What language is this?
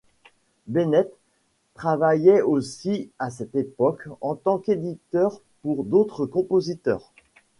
French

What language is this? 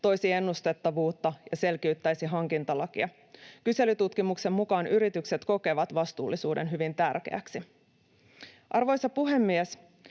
Finnish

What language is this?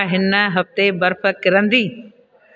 Sindhi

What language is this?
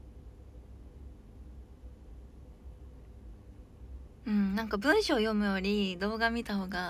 Japanese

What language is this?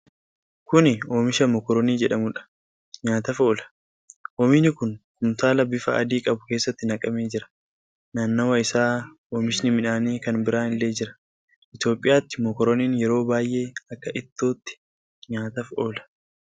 Oromo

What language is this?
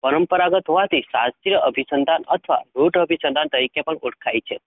Gujarati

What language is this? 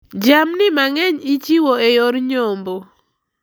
Luo (Kenya and Tanzania)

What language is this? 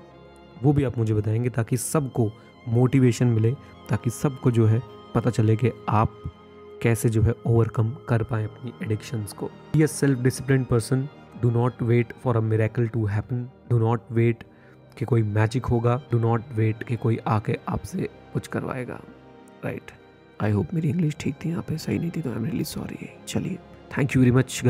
Hindi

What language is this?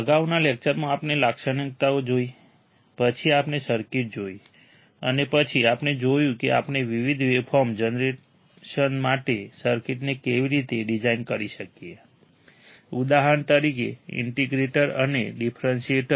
Gujarati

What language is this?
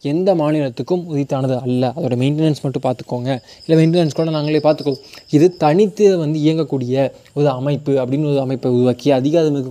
Tamil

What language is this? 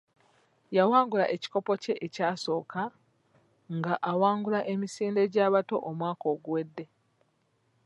Ganda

